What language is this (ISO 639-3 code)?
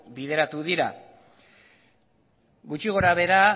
eus